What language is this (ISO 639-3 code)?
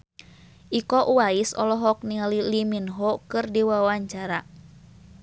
sun